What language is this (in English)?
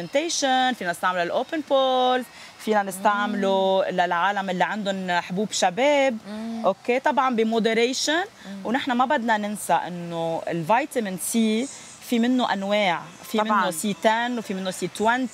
Arabic